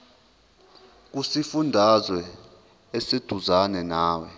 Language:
Zulu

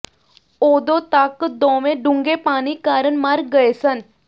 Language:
Punjabi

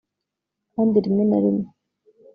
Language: Kinyarwanda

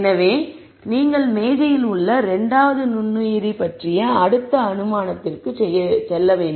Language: Tamil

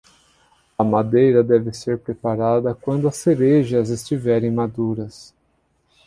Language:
Portuguese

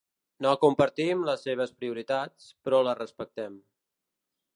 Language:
Catalan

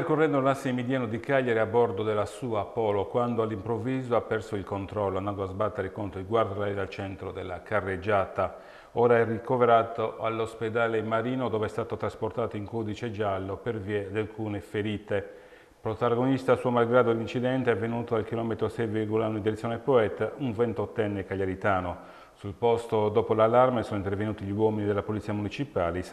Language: Italian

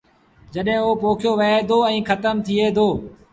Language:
Sindhi Bhil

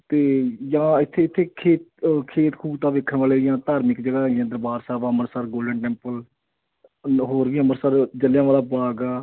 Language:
Punjabi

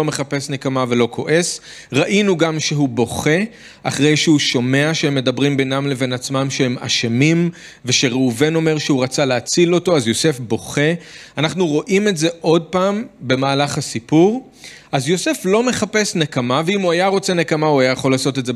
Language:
Hebrew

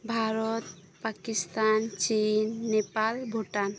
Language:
Santali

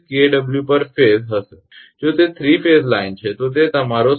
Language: Gujarati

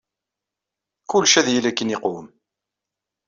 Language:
Kabyle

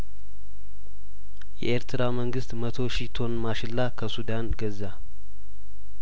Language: Amharic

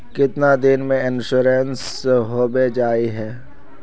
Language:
Magahi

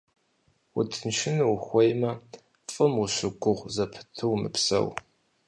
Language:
Kabardian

